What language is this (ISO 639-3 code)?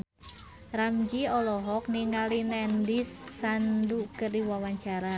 sun